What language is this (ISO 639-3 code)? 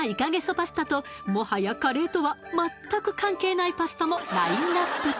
jpn